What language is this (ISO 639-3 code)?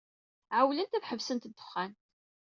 kab